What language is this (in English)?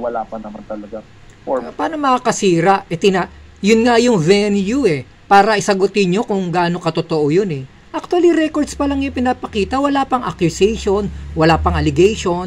Filipino